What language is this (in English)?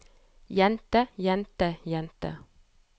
Norwegian